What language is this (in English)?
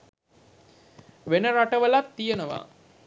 Sinhala